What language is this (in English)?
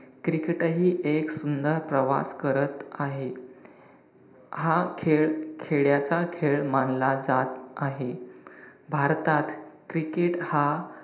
Marathi